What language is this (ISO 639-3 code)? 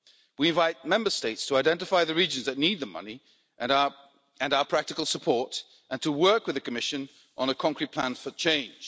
eng